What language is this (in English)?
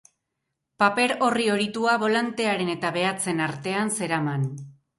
Basque